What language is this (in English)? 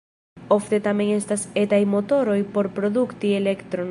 Esperanto